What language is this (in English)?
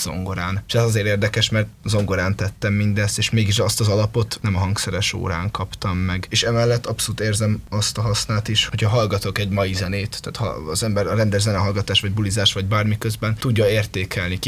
Hungarian